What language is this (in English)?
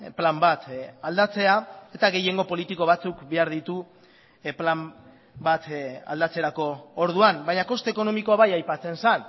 Basque